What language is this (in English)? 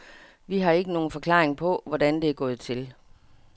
Danish